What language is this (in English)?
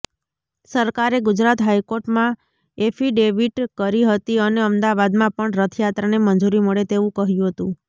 Gujarati